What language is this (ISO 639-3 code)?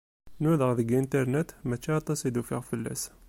kab